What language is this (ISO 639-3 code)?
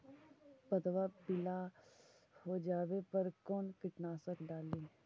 mag